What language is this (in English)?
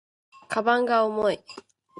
Japanese